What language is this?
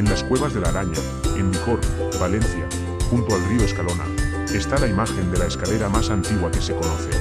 Spanish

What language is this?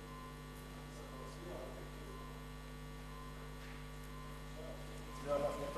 Hebrew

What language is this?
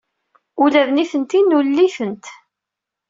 Kabyle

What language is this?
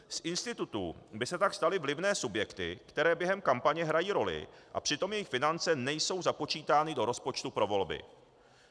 Czech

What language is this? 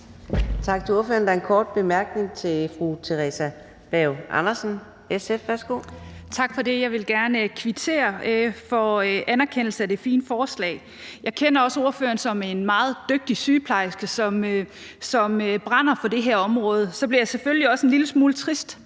Danish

